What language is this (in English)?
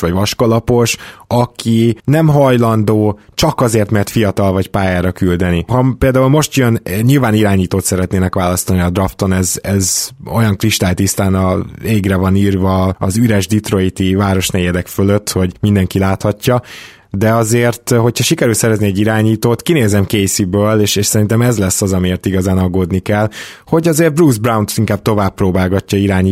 Hungarian